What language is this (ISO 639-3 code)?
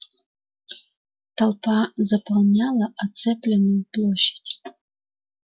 rus